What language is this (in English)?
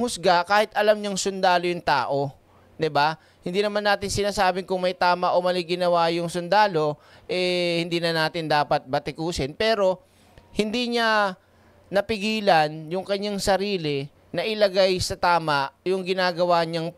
Filipino